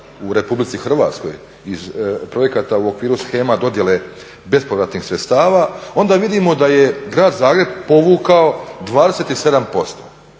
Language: Croatian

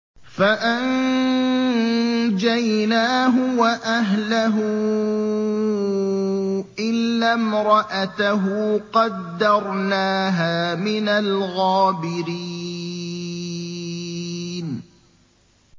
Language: Arabic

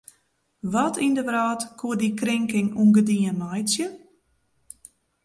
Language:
Western Frisian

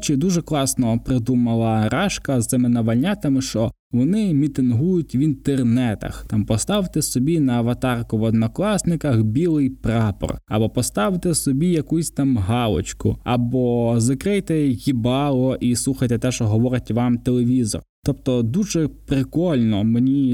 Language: Ukrainian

